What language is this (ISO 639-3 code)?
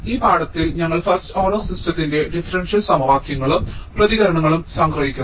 mal